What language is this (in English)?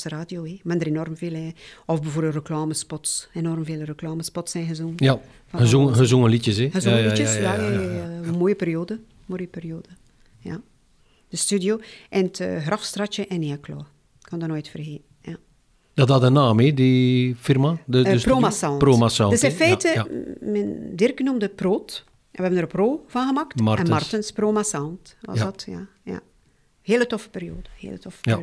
Dutch